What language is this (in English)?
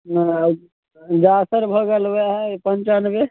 Maithili